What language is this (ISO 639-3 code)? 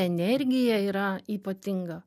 lit